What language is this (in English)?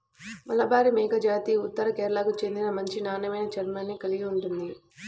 Telugu